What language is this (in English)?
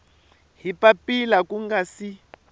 Tsonga